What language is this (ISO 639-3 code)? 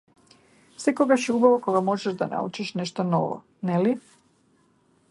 mkd